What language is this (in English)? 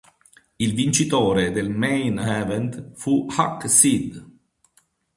Italian